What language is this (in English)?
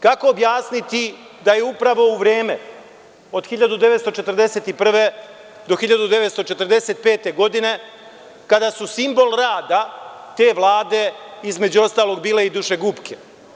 Serbian